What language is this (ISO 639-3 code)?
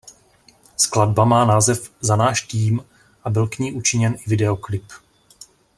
ces